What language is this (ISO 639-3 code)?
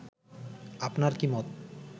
ben